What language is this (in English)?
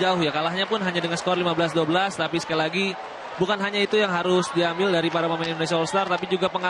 Indonesian